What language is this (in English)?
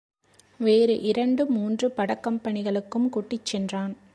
Tamil